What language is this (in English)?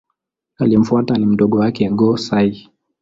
Swahili